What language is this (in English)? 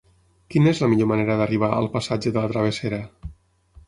Catalan